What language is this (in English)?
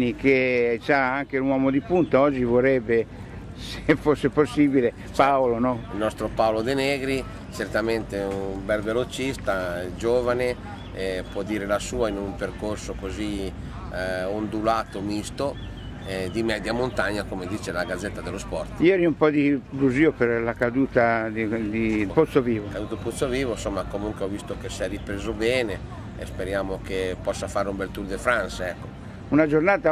Italian